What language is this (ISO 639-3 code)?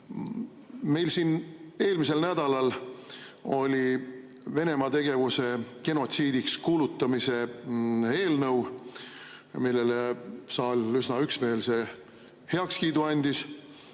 est